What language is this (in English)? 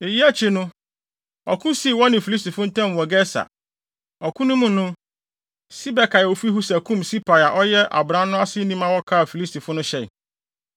Akan